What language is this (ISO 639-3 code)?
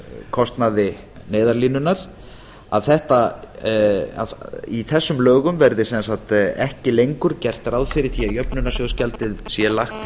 isl